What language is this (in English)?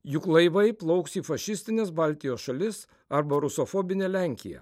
Lithuanian